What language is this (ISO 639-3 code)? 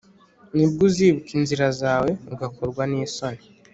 kin